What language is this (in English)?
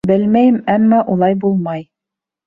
Bashkir